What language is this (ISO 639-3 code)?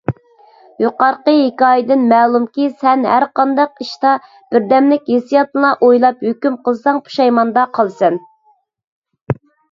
uig